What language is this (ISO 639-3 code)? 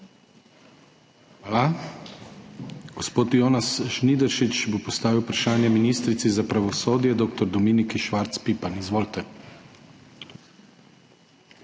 slv